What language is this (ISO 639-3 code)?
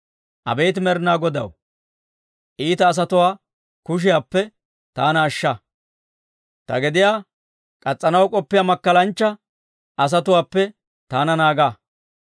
dwr